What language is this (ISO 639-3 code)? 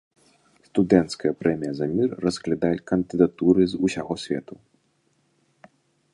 bel